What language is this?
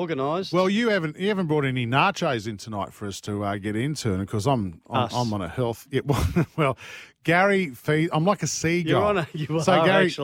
English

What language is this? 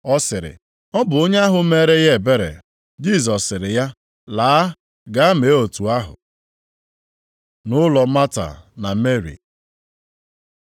Igbo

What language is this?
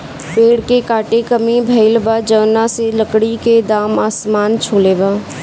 Bhojpuri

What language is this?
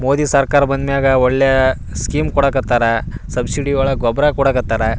Kannada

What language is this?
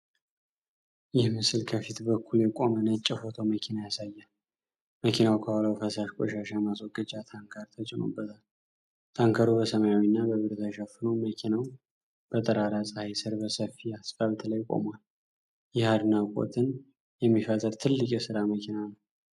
Amharic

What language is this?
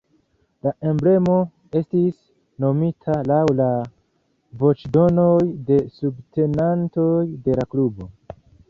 Esperanto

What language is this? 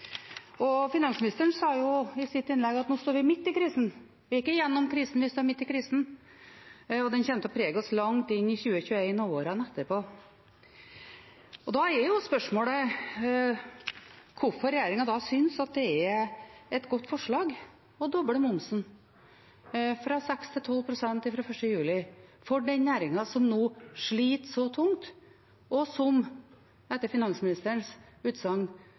Norwegian Bokmål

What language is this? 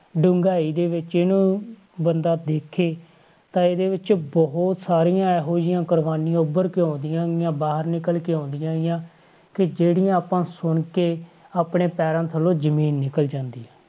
Punjabi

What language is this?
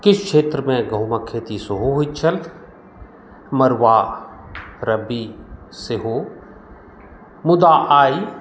Maithili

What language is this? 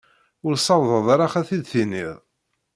Kabyle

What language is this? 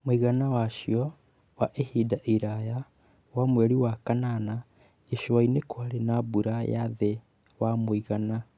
Kikuyu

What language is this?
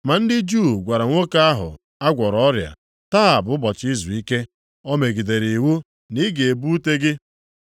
Igbo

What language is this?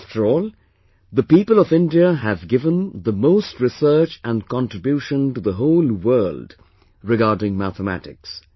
English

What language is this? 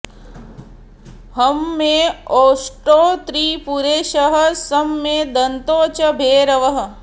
Sanskrit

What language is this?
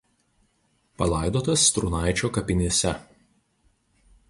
Lithuanian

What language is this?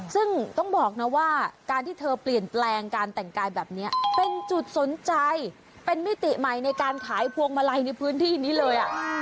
Thai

